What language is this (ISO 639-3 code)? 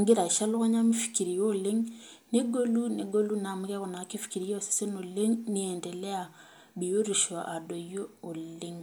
mas